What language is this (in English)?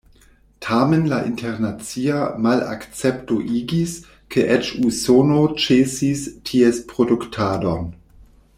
Esperanto